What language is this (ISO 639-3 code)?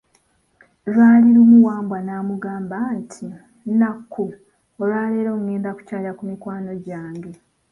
lug